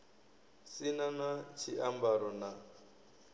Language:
Venda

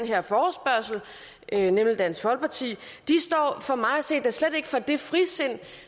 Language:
Danish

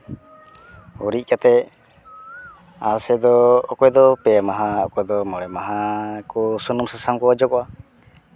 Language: Santali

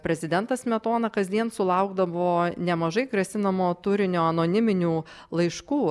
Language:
Lithuanian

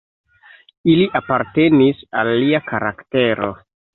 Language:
Esperanto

